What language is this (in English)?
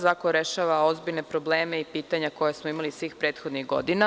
Serbian